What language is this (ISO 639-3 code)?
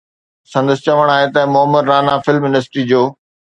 snd